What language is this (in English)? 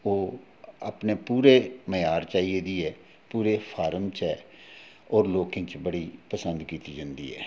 Dogri